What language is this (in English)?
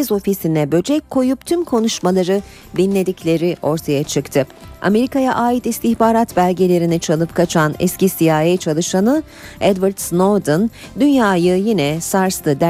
Turkish